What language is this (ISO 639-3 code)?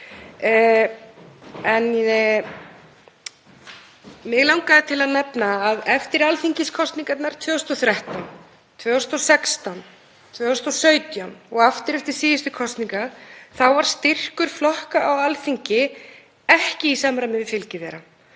isl